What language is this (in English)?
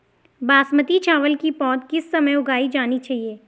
Hindi